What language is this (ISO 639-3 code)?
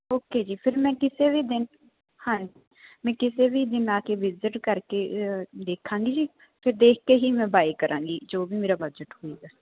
pan